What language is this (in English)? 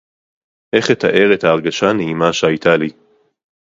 Hebrew